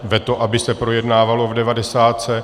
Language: Czech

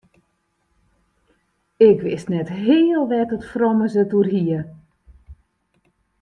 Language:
Western Frisian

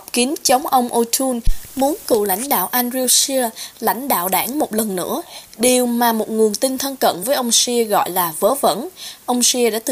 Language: Vietnamese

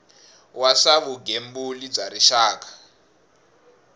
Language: Tsonga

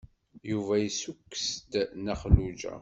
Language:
Kabyle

